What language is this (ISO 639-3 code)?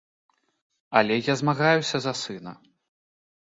bel